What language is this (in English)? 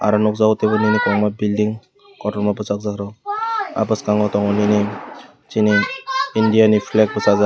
Kok Borok